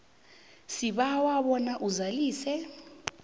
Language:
South Ndebele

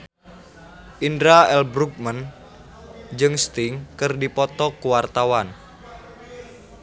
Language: Sundanese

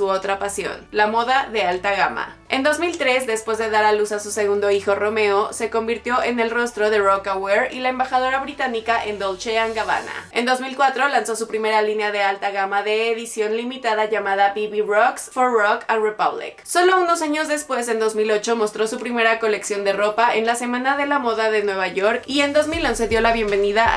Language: Spanish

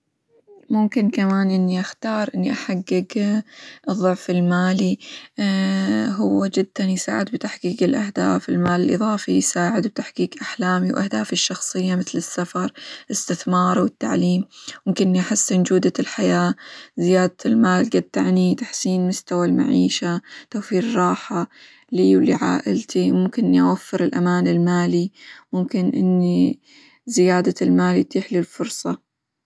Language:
Hijazi Arabic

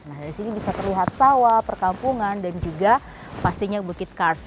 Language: Indonesian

